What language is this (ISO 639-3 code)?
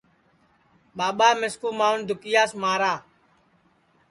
ssi